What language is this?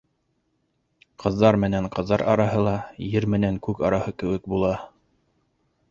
Bashkir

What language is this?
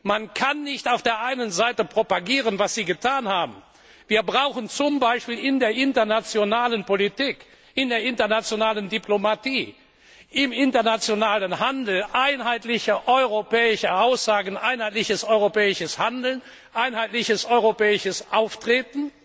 German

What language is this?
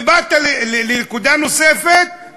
Hebrew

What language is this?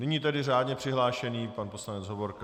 Czech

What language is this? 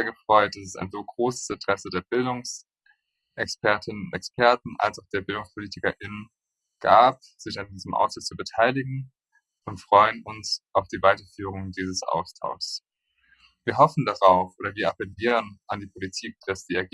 German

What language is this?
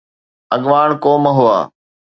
Sindhi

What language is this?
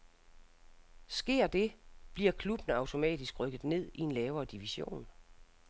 Danish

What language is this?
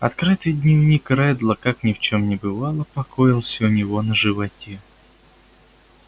Russian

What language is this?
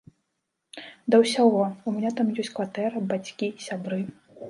Belarusian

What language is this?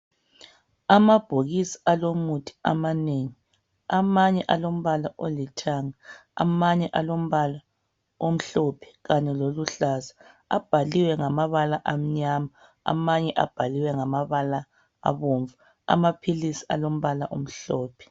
North Ndebele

